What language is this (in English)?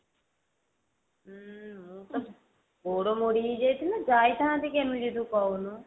Odia